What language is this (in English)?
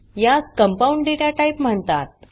Marathi